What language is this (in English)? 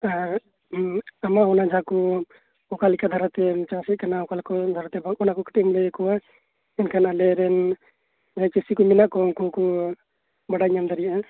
Santali